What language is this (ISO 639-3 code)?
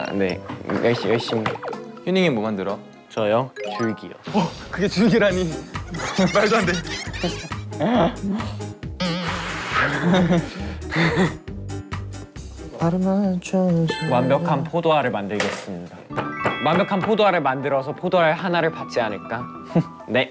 kor